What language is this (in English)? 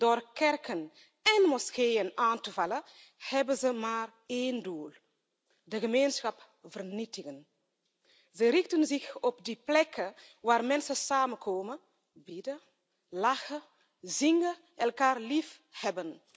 Dutch